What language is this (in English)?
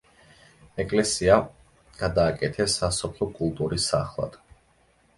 Georgian